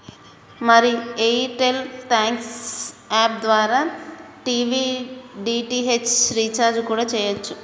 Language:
Telugu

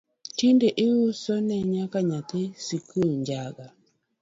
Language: Luo (Kenya and Tanzania)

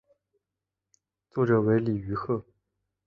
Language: Chinese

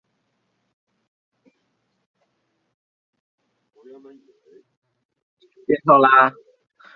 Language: Chinese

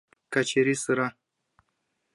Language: Mari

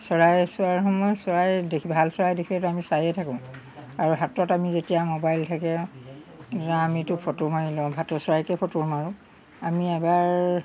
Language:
Assamese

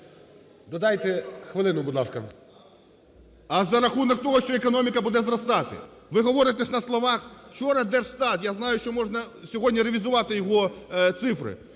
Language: Ukrainian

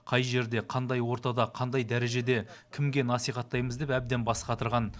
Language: Kazakh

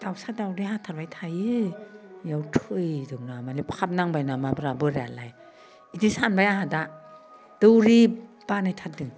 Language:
Bodo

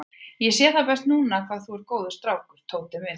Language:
Icelandic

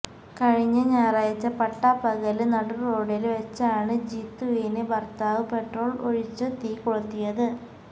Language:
Malayalam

